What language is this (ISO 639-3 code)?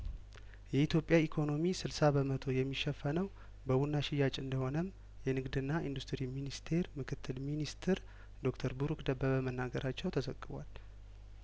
amh